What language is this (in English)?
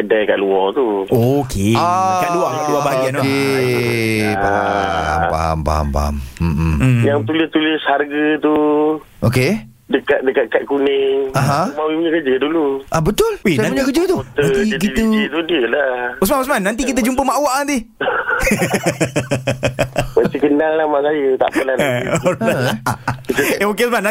Malay